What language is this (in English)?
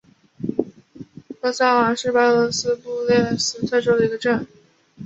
Chinese